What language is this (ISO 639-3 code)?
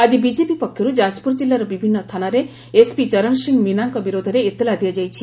ori